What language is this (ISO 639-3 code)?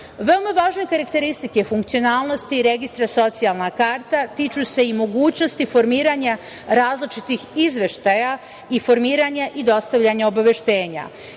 srp